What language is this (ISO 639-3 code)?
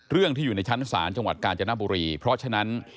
tha